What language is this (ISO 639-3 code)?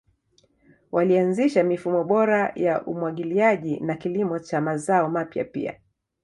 swa